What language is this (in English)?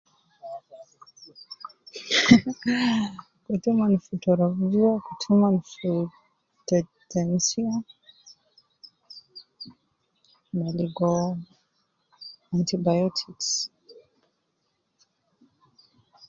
Nubi